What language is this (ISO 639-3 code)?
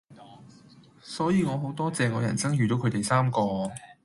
yue